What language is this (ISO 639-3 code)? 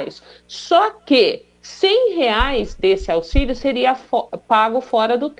por